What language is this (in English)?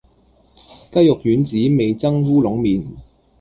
Cantonese